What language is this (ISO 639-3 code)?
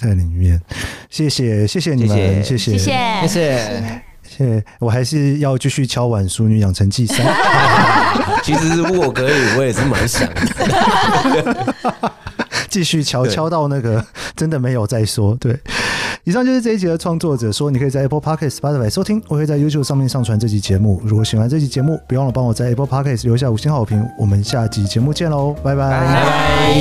zho